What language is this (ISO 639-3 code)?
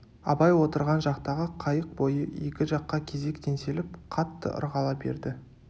kaz